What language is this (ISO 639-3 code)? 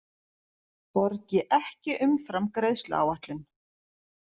isl